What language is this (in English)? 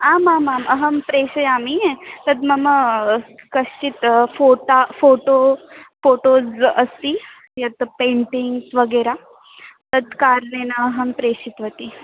Sanskrit